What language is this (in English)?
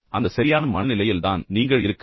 Tamil